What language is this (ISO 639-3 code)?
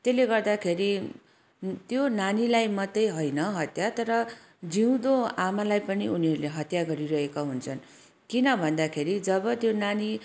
nep